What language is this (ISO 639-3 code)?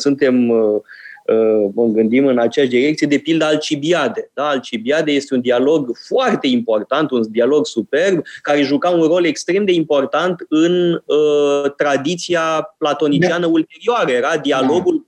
ron